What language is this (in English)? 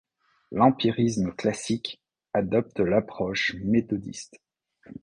French